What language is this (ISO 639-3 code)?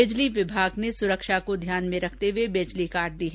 hin